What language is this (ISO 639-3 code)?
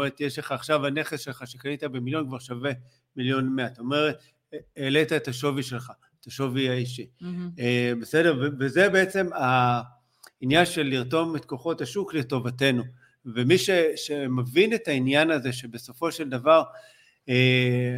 heb